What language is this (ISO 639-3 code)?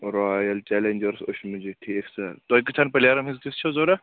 kas